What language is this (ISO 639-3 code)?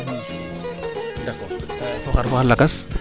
srr